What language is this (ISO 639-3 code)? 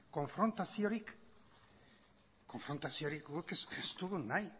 eus